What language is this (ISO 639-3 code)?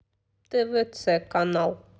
rus